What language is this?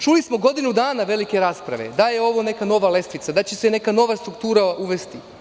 Serbian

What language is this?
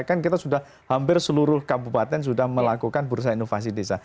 Indonesian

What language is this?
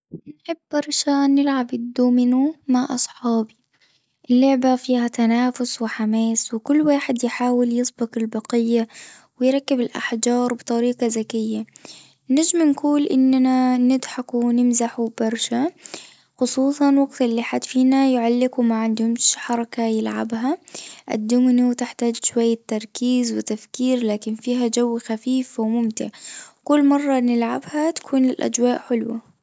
Tunisian Arabic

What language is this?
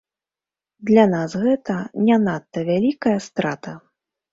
Belarusian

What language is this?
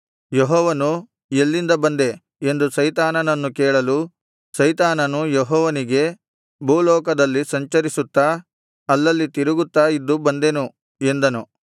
Kannada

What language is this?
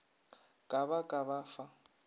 Northern Sotho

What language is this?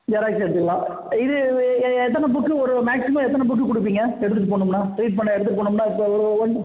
Tamil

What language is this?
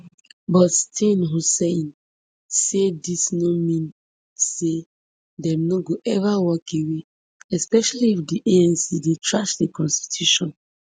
Nigerian Pidgin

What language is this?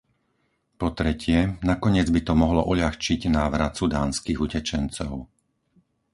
Slovak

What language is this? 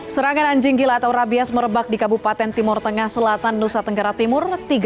Indonesian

